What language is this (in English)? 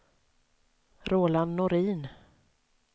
Swedish